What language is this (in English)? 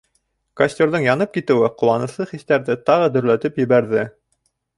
Bashkir